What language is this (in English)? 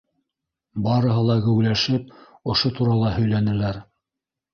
Bashkir